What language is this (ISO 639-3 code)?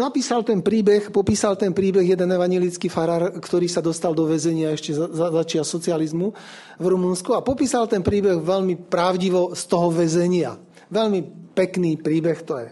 slk